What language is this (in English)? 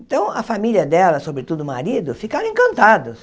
Portuguese